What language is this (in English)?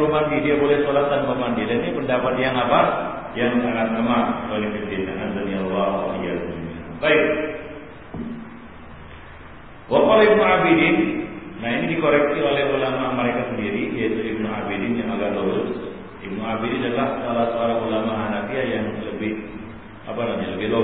Malay